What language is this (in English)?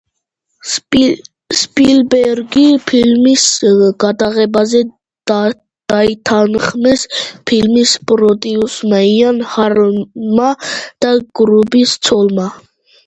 Georgian